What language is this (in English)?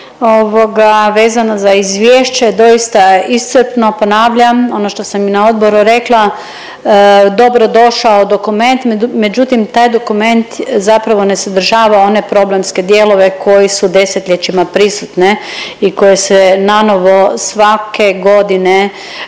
Croatian